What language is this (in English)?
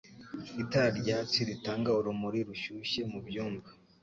Kinyarwanda